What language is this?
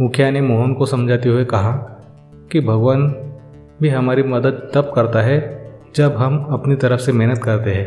Hindi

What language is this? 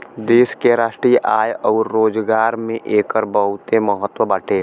Bhojpuri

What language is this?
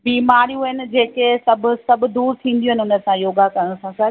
Sindhi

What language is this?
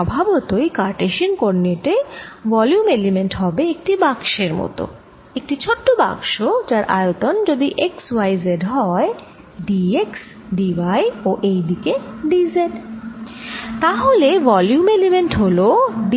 Bangla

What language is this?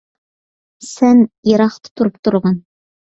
Uyghur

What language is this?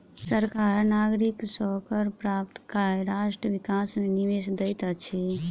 Maithili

